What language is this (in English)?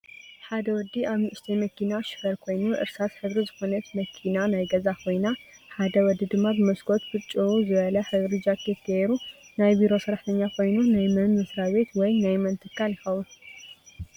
Tigrinya